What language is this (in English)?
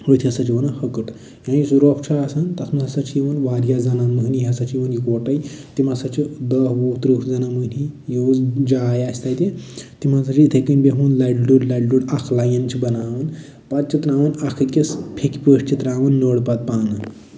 Kashmiri